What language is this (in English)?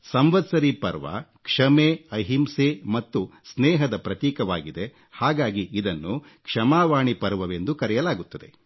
Kannada